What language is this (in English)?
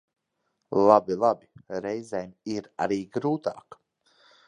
Latvian